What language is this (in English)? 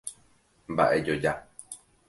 Guarani